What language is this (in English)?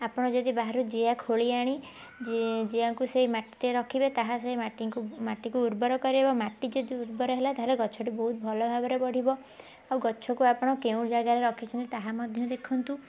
Odia